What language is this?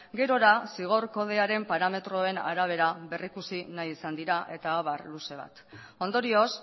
Basque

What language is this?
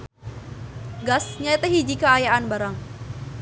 Sundanese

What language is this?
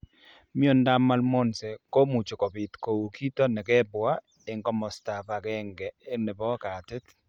Kalenjin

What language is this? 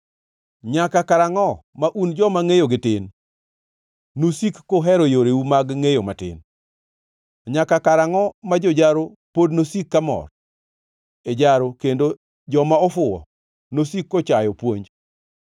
Luo (Kenya and Tanzania)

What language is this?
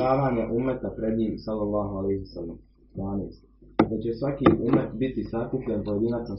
Croatian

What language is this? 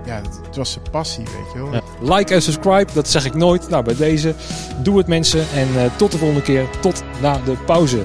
Dutch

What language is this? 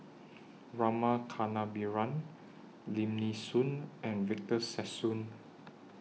English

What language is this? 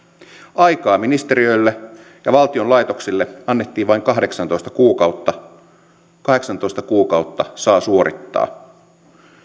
Finnish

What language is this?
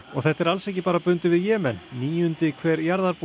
Icelandic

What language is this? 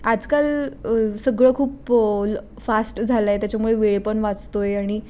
Marathi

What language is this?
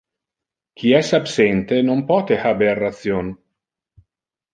Interlingua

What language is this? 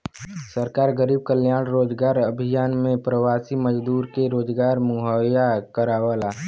Bhojpuri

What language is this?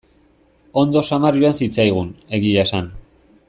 Basque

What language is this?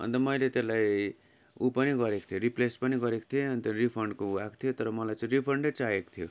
Nepali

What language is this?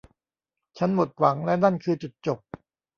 Thai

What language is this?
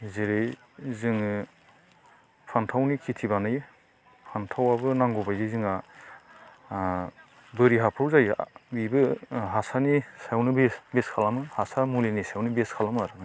Bodo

